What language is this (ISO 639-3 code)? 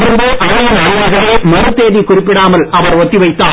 tam